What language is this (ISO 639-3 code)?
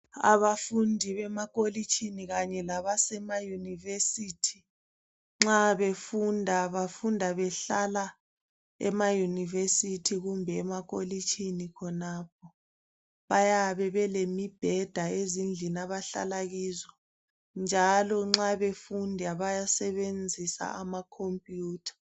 nde